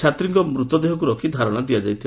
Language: Odia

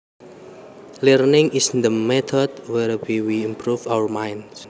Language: Javanese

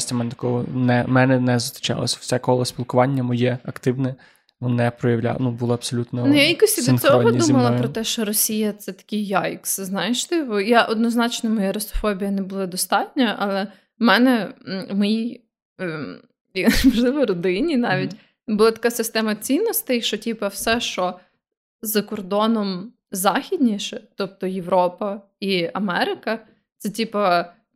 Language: Ukrainian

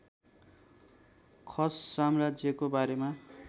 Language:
Nepali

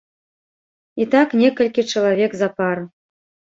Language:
Belarusian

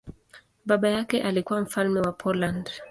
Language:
Swahili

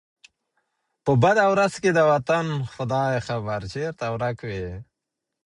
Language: Pashto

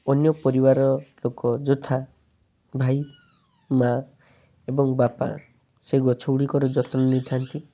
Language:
Odia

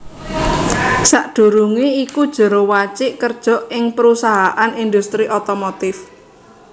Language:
Javanese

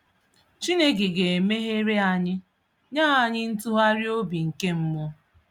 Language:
Igbo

